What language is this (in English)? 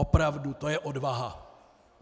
Czech